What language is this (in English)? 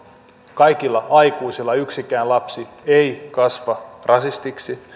Finnish